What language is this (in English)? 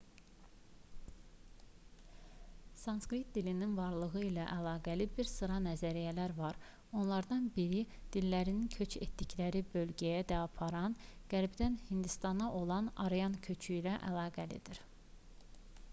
Azerbaijani